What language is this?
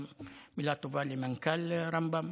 Hebrew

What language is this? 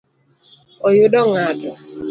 Luo (Kenya and Tanzania)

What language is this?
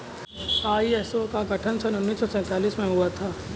Hindi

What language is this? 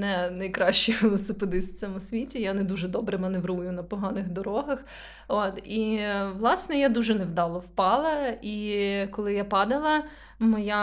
Ukrainian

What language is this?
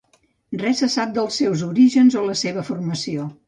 Catalan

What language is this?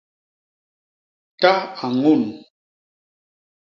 Basaa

